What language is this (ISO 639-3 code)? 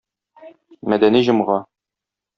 tat